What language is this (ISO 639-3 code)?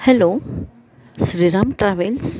guj